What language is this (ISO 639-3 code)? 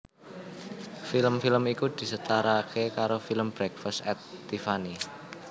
jav